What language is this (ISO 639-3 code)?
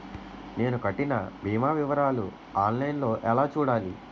tel